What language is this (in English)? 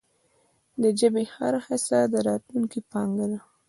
Pashto